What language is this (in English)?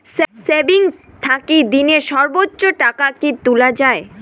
Bangla